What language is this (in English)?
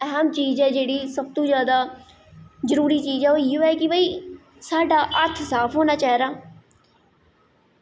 Dogri